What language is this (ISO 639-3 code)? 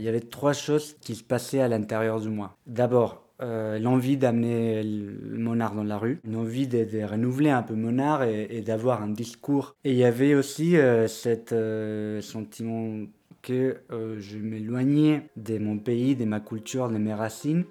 fra